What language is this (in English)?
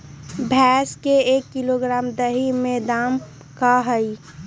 Magahi